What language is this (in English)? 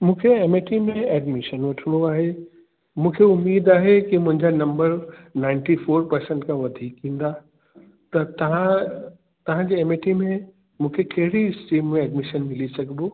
Sindhi